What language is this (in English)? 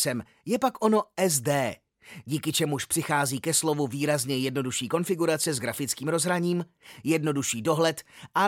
Czech